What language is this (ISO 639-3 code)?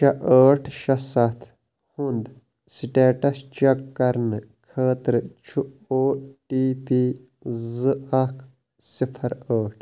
kas